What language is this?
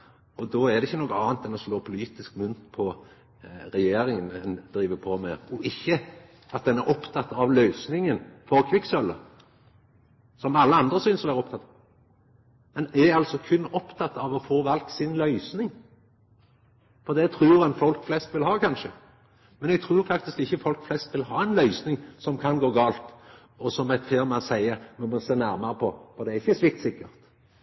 Norwegian Nynorsk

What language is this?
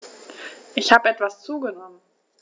German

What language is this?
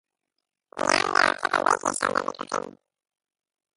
Hebrew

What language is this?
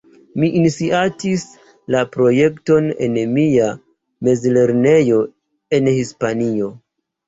Esperanto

